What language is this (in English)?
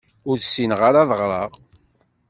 Kabyle